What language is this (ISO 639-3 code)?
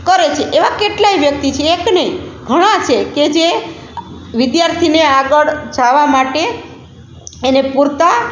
guj